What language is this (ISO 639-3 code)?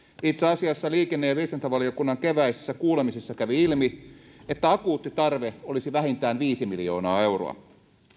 fin